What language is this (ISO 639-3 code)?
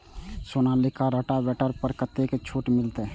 mai